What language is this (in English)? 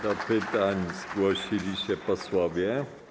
Polish